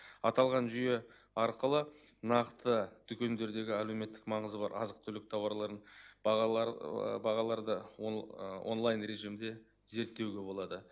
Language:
Kazakh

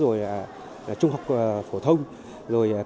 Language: Vietnamese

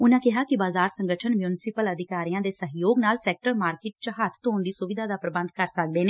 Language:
Punjabi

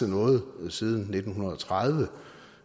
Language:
Danish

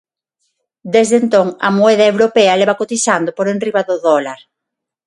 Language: Galician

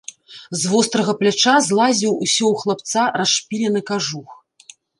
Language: Belarusian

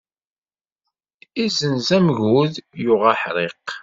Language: Kabyle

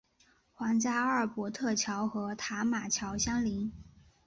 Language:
Chinese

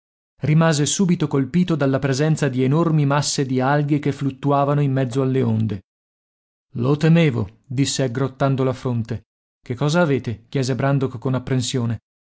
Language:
Italian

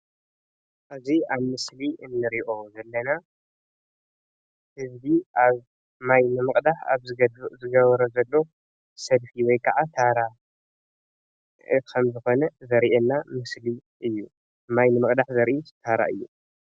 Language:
Tigrinya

